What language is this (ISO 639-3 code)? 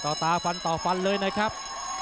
tha